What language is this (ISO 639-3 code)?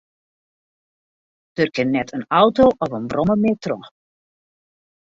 fry